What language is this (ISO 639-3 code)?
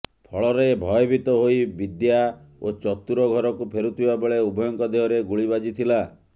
ori